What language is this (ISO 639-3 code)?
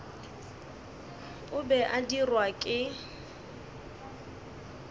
nso